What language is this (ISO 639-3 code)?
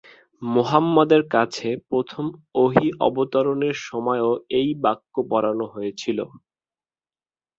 ben